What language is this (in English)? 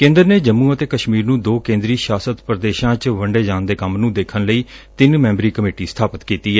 Punjabi